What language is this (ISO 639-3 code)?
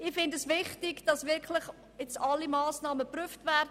gsw